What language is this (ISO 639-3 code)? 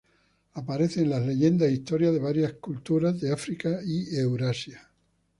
spa